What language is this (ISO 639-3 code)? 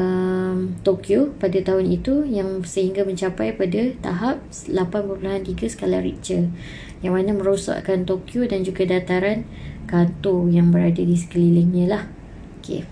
msa